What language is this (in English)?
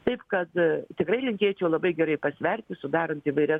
Lithuanian